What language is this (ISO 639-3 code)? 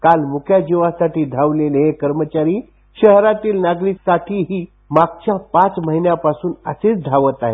mar